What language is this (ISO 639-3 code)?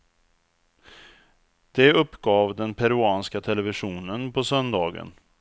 swe